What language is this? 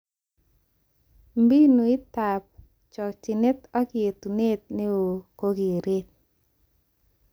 Kalenjin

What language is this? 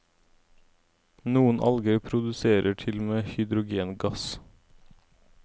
Norwegian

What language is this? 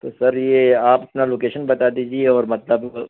Urdu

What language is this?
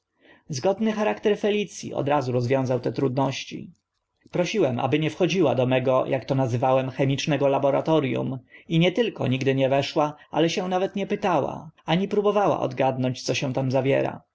Polish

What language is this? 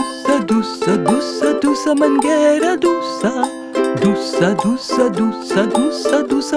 Hebrew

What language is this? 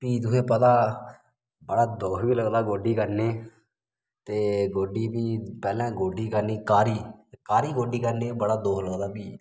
Dogri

